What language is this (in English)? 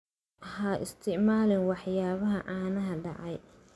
Somali